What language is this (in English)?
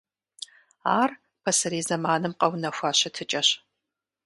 Kabardian